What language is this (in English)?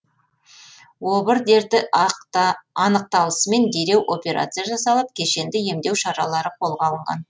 Kazakh